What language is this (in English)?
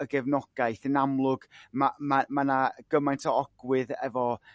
Welsh